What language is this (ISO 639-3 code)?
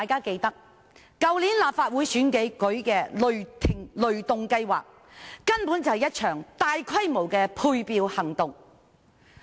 yue